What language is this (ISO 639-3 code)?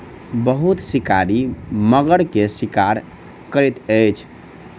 mai